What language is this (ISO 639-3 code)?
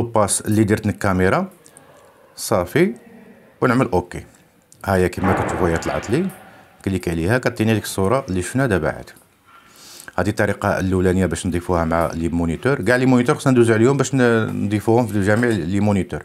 ara